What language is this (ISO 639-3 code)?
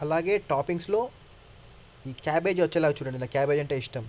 tel